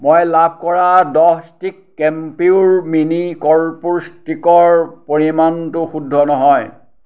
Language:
Assamese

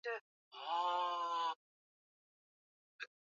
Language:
Swahili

